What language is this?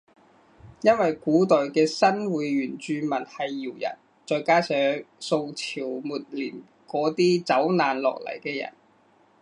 Cantonese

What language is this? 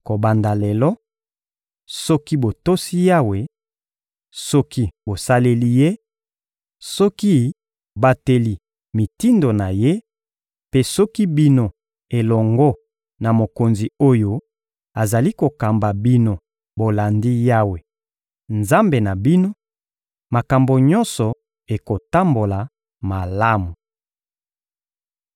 Lingala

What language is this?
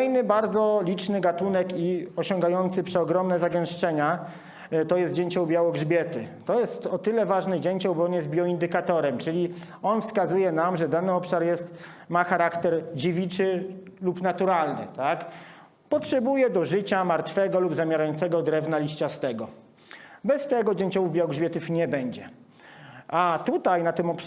Polish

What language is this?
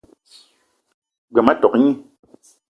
Eton (Cameroon)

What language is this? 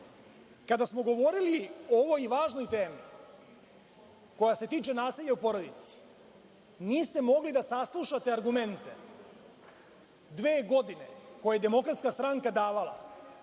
Serbian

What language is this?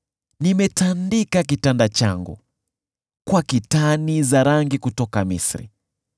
Swahili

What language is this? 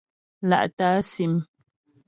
Ghomala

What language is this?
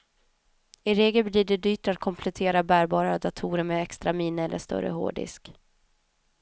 Swedish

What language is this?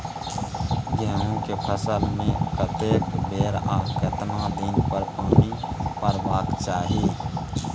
Maithili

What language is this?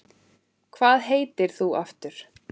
Icelandic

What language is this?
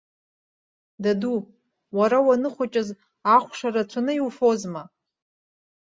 Abkhazian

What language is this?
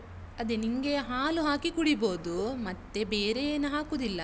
Kannada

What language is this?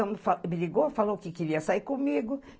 Portuguese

